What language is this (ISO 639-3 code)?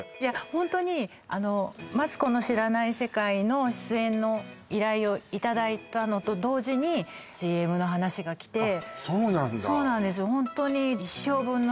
jpn